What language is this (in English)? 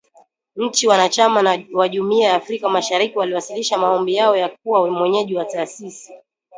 Swahili